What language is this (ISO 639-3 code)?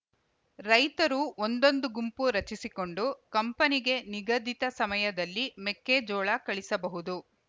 kan